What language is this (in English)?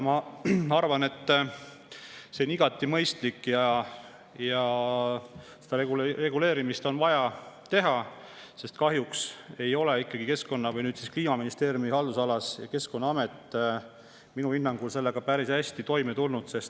Estonian